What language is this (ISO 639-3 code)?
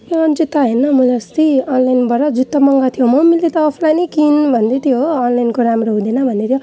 nep